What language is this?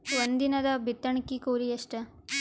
Kannada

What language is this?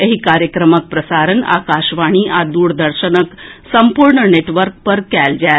Maithili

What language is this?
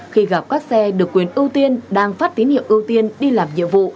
Vietnamese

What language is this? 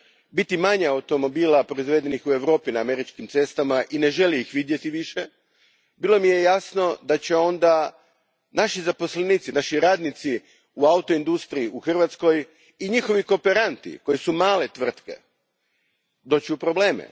Croatian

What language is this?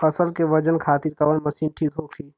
Bhojpuri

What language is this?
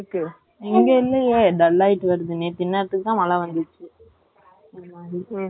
Tamil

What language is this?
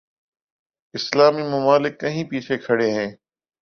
Urdu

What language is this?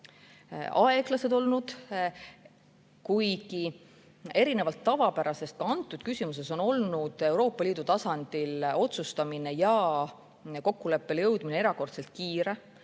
Estonian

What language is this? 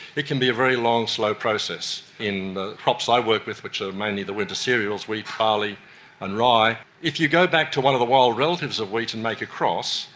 English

